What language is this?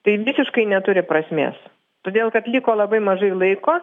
Lithuanian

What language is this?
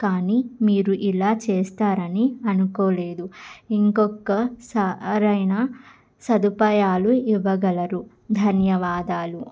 Telugu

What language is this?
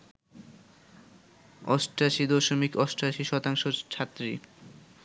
Bangla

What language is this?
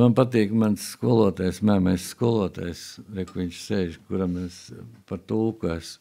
Latvian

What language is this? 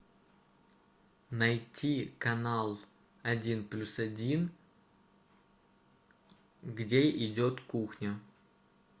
Russian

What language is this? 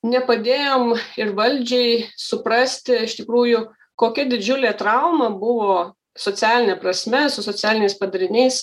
Lithuanian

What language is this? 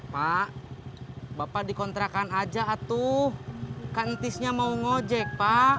Indonesian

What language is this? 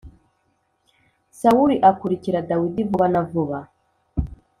Kinyarwanda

